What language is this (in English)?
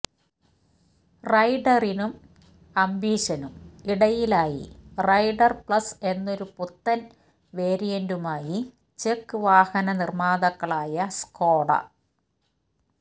Malayalam